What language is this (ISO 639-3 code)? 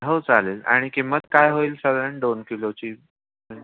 mar